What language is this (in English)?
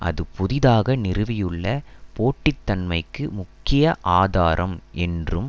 Tamil